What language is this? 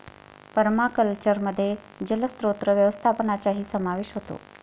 Marathi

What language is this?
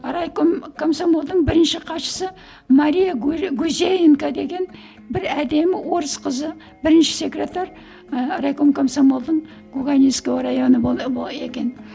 Kazakh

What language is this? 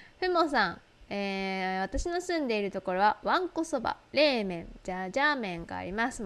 Japanese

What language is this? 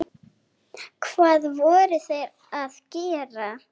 Icelandic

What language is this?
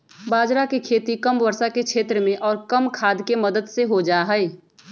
Magahi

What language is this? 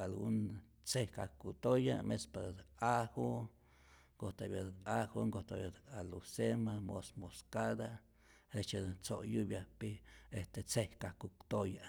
Rayón Zoque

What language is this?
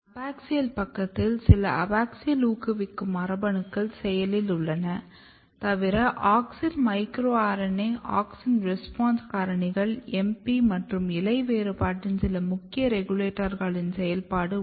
Tamil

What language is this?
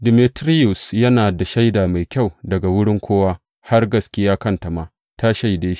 Hausa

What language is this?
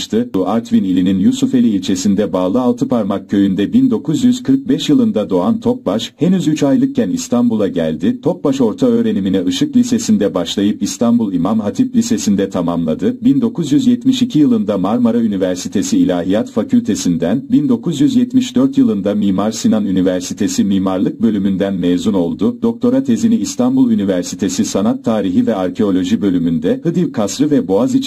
Turkish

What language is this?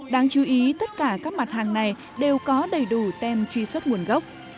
Vietnamese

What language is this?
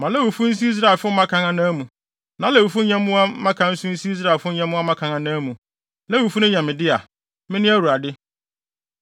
Akan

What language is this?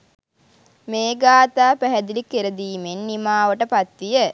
Sinhala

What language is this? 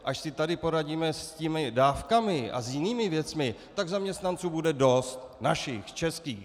Czech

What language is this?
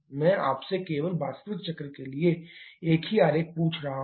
Hindi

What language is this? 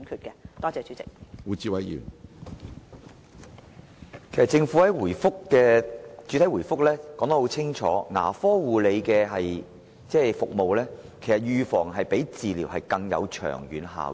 Cantonese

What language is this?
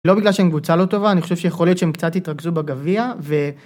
Hebrew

